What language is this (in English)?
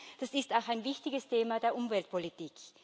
German